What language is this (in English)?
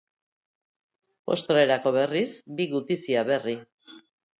Basque